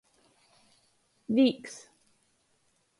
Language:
Latgalian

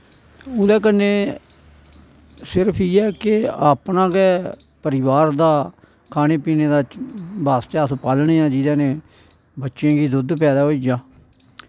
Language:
Dogri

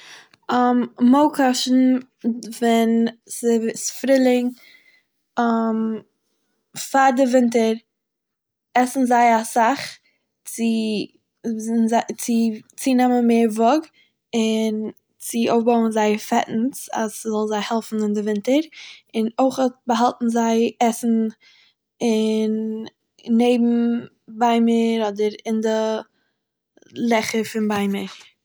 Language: Yiddish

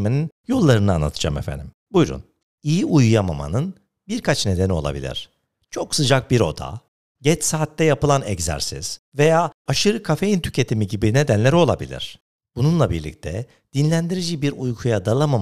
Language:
Turkish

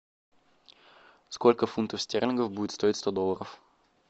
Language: Russian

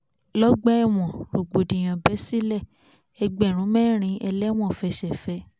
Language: Yoruba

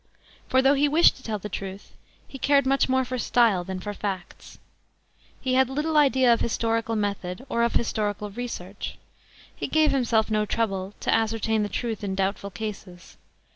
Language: English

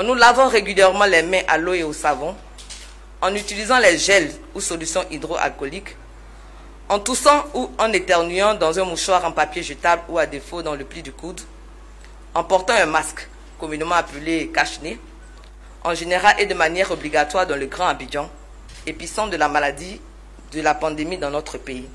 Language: French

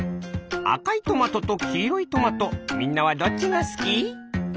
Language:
Japanese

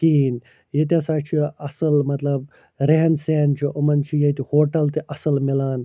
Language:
Kashmiri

